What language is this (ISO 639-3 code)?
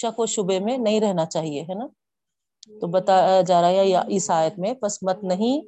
urd